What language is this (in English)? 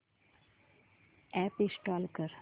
Marathi